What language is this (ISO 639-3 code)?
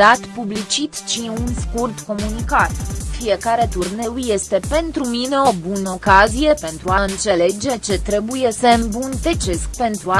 ron